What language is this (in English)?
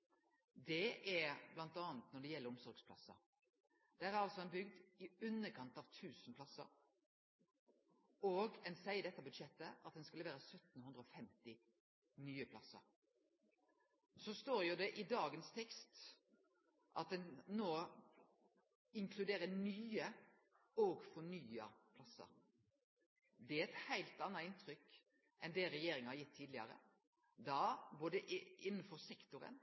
Norwegian Nynorsk